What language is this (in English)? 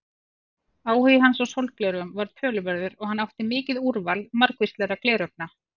Icelandic